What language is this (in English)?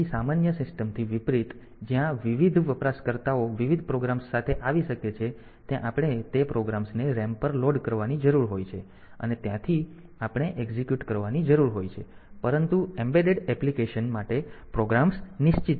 Gujarati